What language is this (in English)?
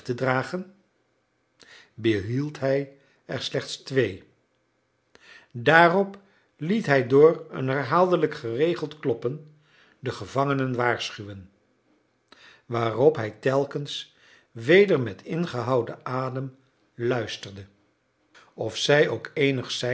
Dutch